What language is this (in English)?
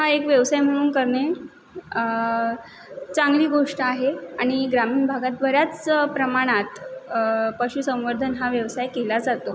Marathi